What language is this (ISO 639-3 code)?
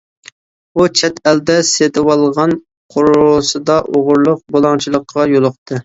uig